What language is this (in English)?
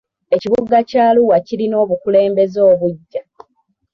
Ganda